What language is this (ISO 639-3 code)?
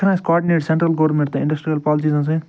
kas